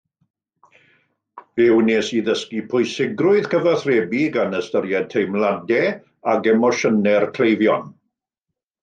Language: Welsh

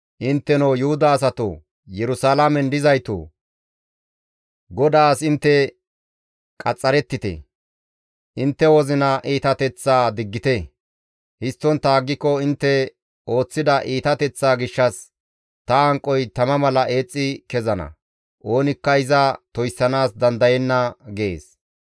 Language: Gamo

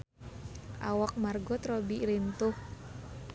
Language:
Sundanese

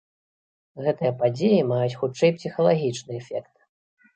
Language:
Belarusian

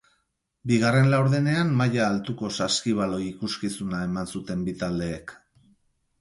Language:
Basque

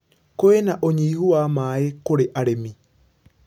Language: Kikuyu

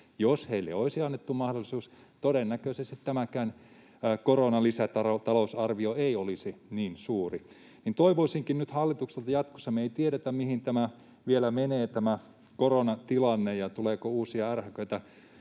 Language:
Finnish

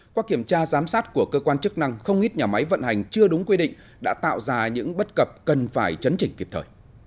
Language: Vietnamese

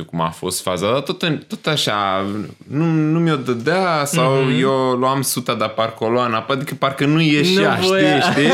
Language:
Romanian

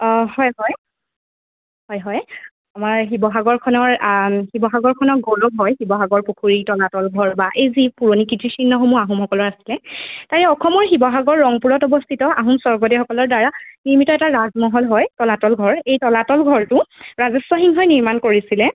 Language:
Assamese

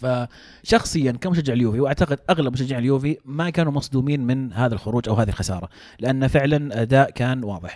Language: Arabic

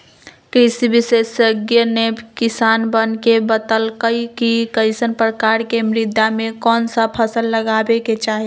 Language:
Magahi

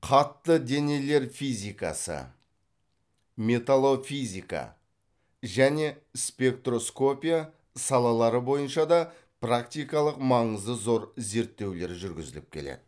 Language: Kazakh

